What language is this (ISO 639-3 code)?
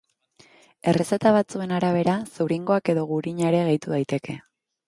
eus